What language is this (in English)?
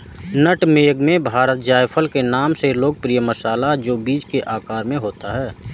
Hindi